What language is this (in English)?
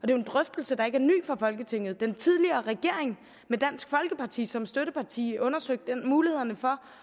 Danish